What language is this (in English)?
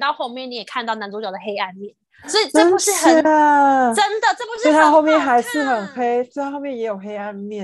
Chinese